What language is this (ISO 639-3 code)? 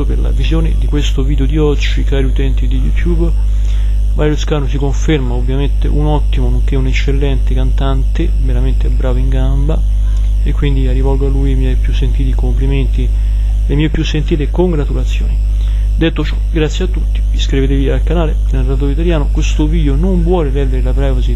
ita